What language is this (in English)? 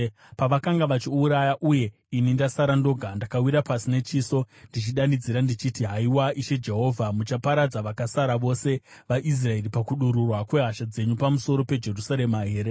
Shona